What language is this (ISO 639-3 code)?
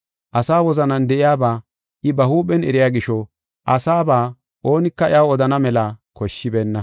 gof